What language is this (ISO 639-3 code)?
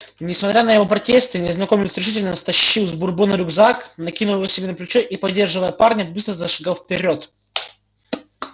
rus